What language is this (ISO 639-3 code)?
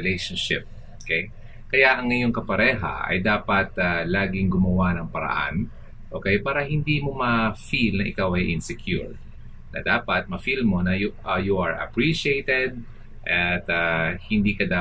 fil